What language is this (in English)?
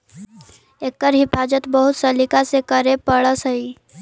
Magahi